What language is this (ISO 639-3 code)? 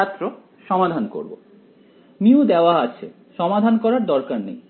ben